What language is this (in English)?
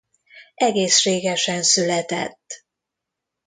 Hungarian